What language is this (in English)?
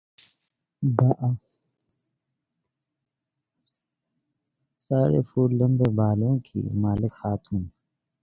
Urdu